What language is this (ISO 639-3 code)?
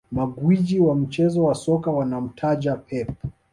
swa